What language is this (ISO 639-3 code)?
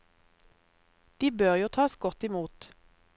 nor